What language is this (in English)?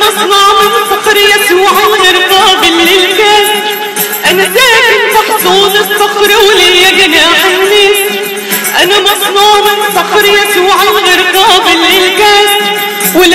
Arabic